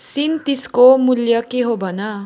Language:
Nepali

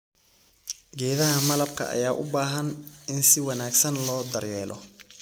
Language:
Somali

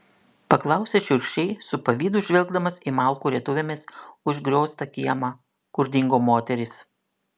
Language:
Lithuanian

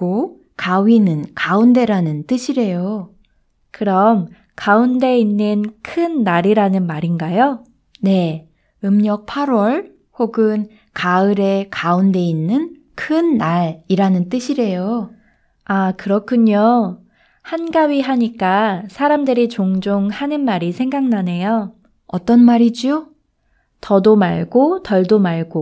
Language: Korean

